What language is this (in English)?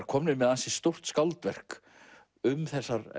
Icelandic